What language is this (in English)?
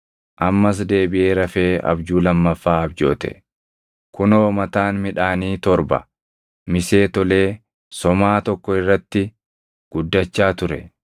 Oromo